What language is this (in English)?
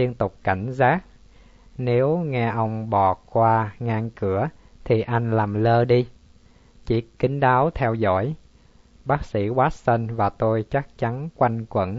Vietnamese